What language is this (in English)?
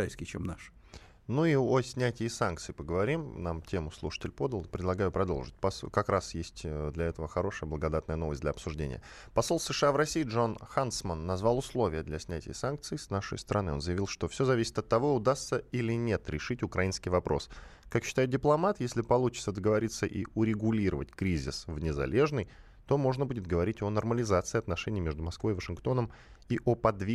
Russian